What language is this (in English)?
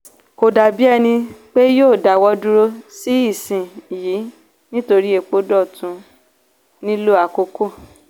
Yoruba